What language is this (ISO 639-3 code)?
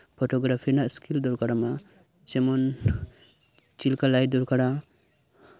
sat